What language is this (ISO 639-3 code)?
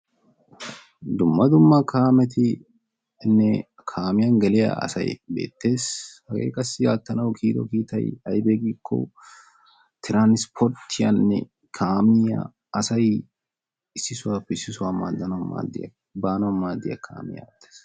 wal